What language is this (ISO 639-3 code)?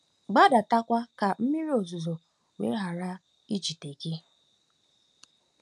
ibo